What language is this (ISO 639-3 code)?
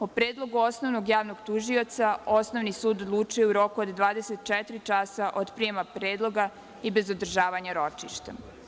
srp